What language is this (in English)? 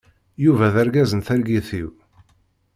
Kabyle